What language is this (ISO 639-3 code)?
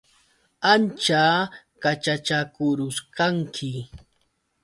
qux